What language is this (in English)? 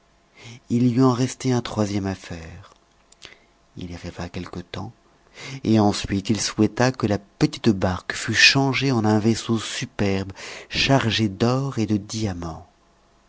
French